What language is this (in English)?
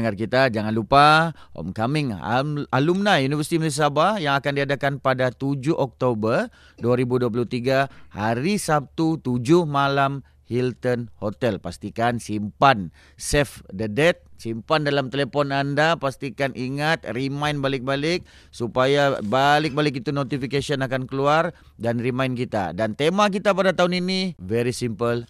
Malay